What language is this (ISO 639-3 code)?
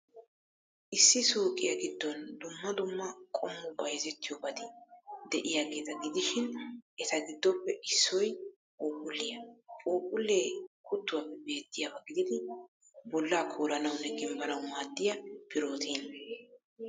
wal